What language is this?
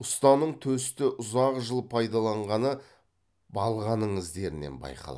Kazakh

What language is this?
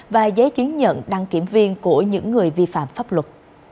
Vietnamese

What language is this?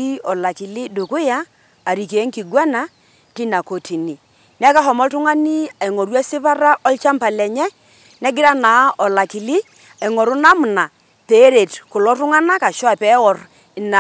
Masai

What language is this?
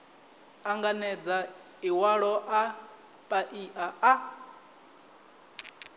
Venda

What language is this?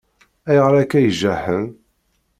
Kabyle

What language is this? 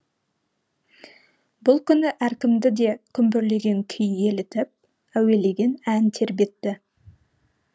Kazakh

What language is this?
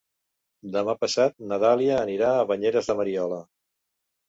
Catalan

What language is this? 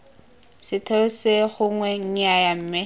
Tswana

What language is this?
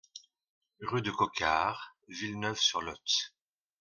French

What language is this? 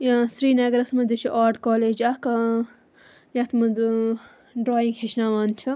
Kashmiri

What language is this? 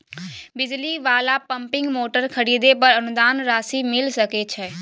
Maithili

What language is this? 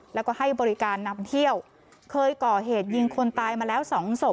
Thai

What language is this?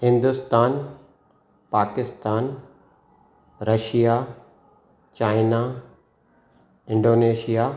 Sindhi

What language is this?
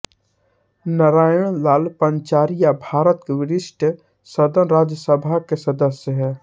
Hindi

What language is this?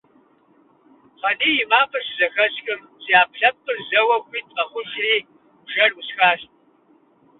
Kabardian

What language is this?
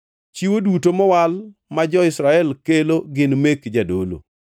Luo (Kenya and Tanzania)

